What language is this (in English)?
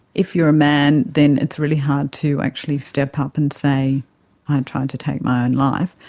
English